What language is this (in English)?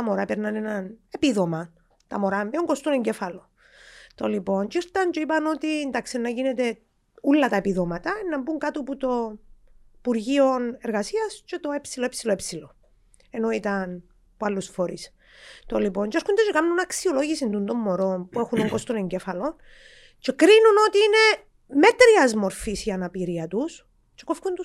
Greek